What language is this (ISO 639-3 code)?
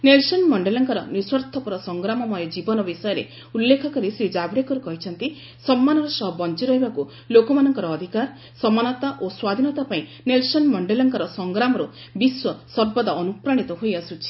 ori